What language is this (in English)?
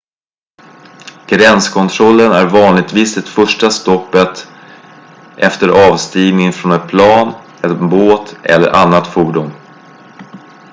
Swedish